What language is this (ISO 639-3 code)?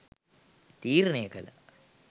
sin